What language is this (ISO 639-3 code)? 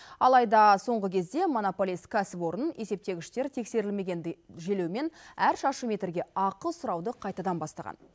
kaz